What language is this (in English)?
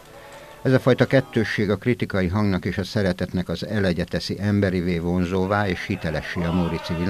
Hungarian